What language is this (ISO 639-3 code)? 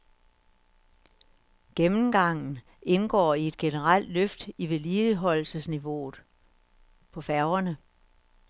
dan